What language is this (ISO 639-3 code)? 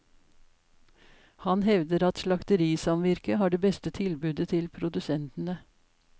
nor